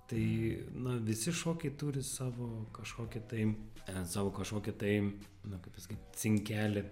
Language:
Lithuanian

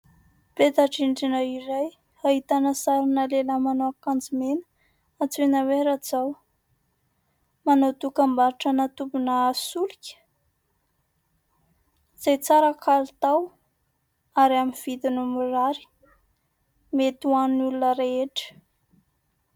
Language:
Malagasy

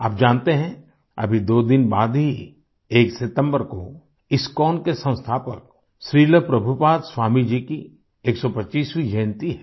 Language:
Hindi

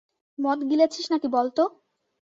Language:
Bangla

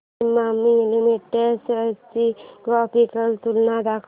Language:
Marathi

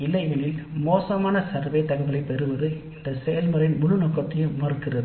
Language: Tamil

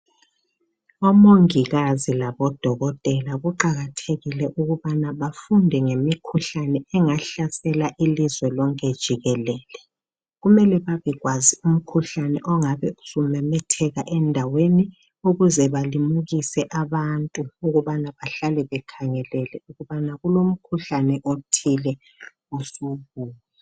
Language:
North Ndebele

